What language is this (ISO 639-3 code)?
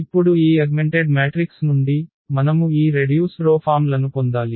tel